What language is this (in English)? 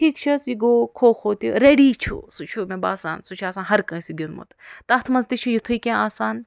Kashmiri